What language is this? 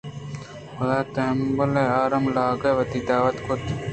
Eastern Balochi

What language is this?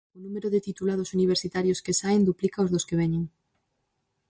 Galician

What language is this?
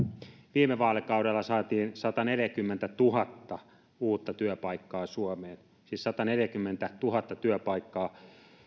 Finnish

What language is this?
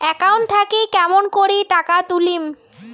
Bangla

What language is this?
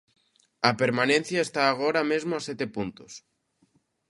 Galician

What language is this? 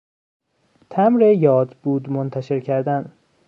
Persian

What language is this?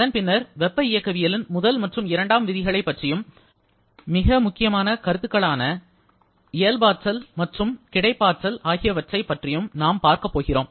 Tamil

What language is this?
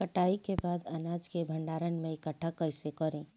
Bhojpuri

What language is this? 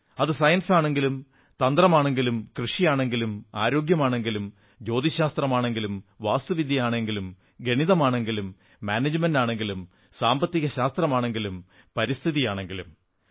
Malayalam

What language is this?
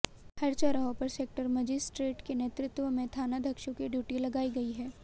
Hindi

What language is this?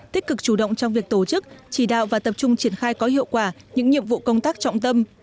Vietnamese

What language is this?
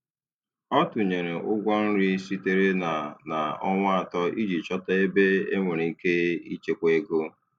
Igbo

